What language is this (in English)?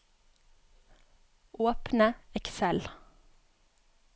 Norwegian